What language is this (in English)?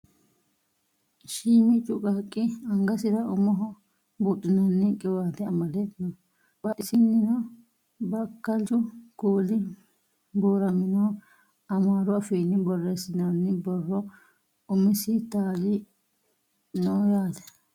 Sidamo